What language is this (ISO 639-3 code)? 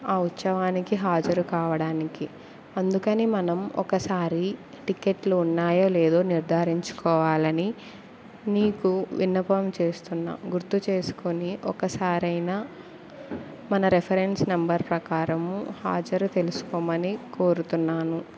tel